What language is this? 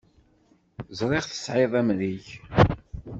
Kabyle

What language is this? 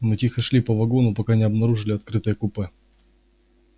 Russian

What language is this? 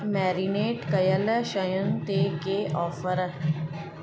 Sindhi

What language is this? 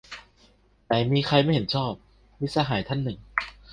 Thai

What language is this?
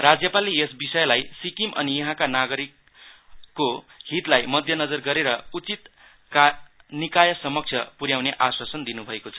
Nepali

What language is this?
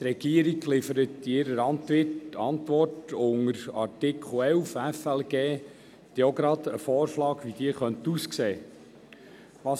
Swiss German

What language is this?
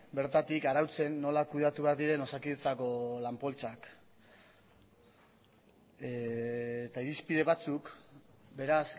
Basque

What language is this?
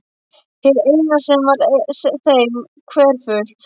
Icelandic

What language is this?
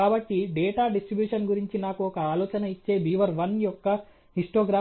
Telugu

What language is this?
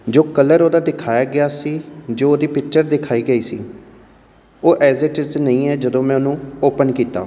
Punjabi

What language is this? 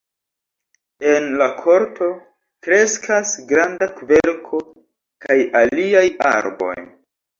Esperanto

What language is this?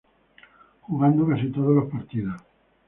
Spanish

